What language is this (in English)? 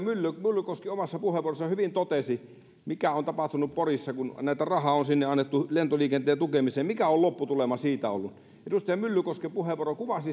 Finnish